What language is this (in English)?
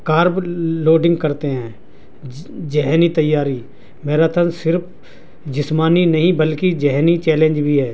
Urdu